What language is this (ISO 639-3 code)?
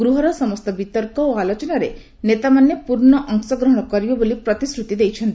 ori